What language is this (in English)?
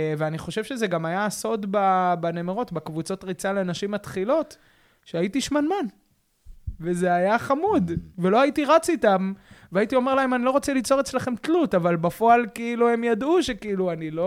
Hebrew